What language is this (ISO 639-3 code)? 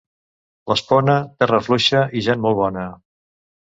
cat